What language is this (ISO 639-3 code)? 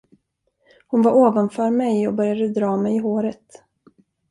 swe